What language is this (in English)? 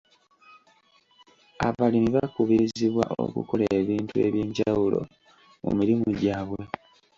Ganda